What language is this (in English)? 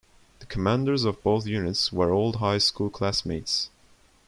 English